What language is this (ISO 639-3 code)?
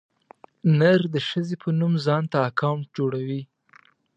pus